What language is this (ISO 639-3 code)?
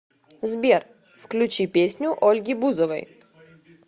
rus